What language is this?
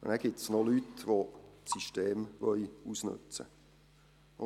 Swiss German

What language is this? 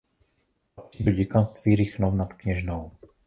Czech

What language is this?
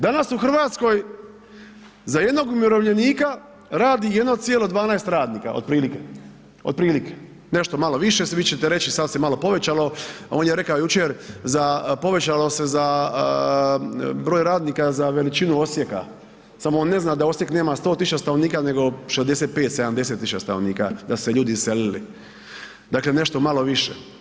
Croatian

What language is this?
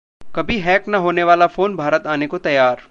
Hindi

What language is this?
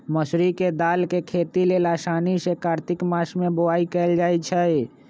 Magahi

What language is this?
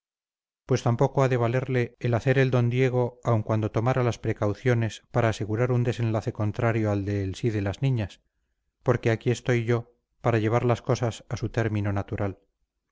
Spanish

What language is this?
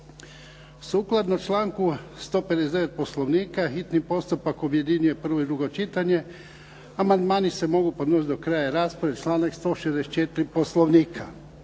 Croatian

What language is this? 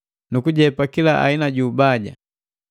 Matengo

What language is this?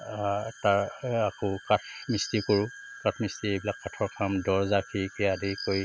Assamese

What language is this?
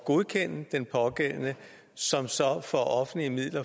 Danish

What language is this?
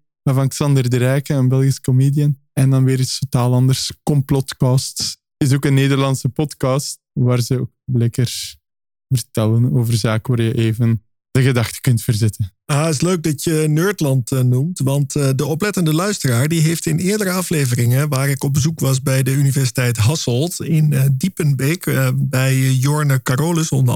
Dutch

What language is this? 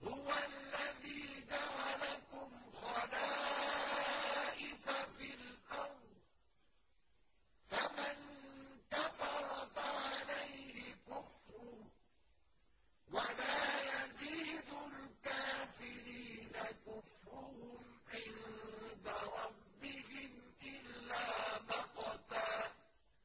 Arabic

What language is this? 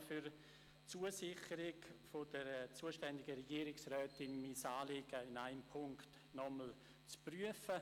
Swiss German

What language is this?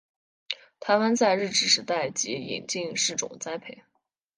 Chinese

